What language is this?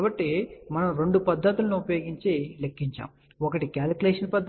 Telugu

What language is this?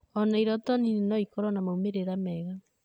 Kikuyu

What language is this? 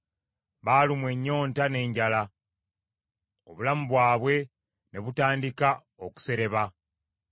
Ganda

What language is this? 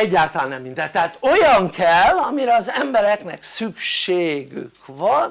Hungarian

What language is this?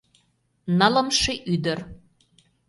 Mari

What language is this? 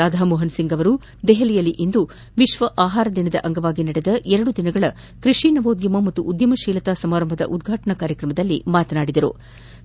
Kannada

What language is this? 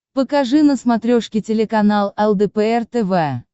Russian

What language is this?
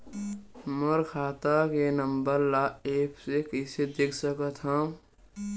Chhattisgarhi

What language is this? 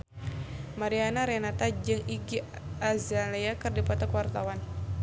Sundanese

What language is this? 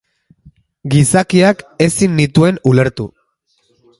Basque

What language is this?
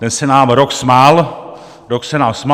Czech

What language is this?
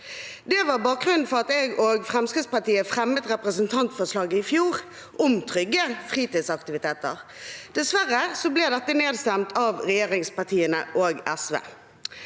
Norwegian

